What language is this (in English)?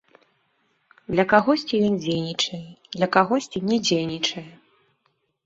Belarusian